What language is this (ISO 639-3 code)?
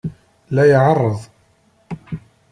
kab